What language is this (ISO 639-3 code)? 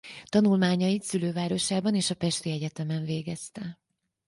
hun